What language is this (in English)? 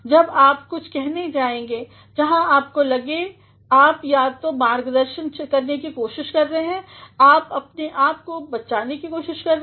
Hindi